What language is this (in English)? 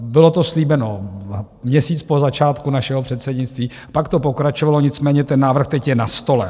Czech